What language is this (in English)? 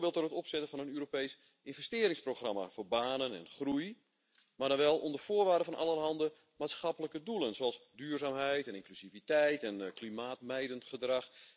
Dutch